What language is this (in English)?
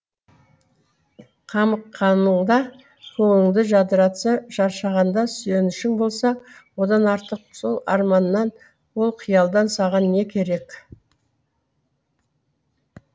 Kazakh